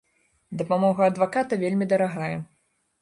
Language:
Belarusian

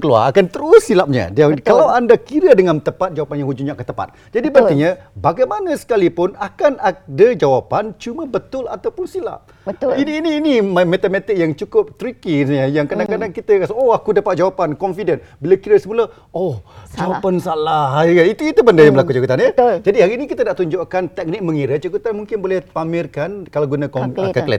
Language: Malay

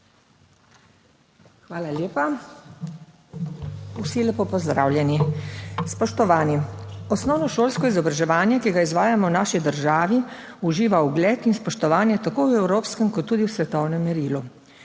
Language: Slovenian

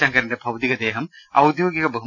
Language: Malayalam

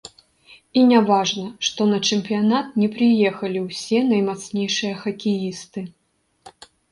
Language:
Belarusian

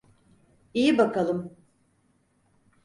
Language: Turkish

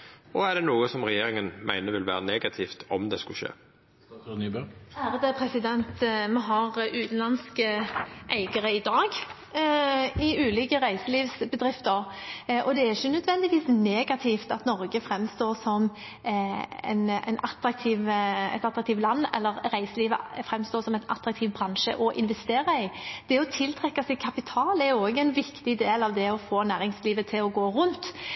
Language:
Norwegian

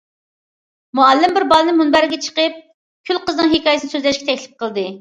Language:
Uyghur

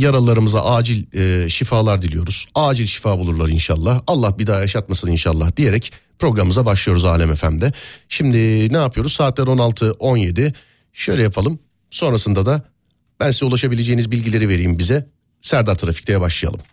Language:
Turkish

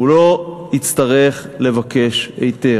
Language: Hebrew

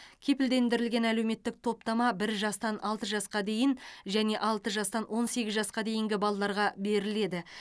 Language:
Kazakh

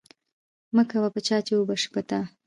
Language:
Pashto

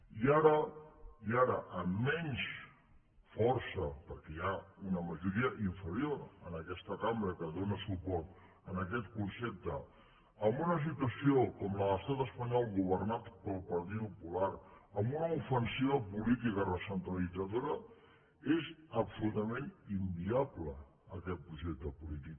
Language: Catalan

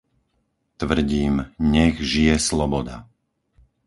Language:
Slovak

